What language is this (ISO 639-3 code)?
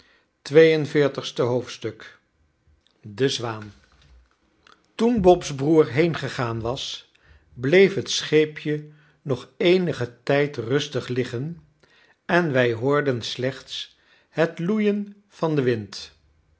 nld